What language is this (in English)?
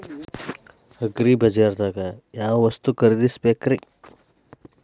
Kannada